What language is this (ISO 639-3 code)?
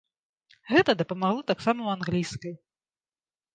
bel